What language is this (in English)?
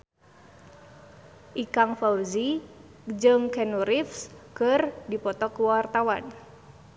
Sundanese